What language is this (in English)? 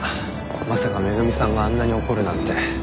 Japanese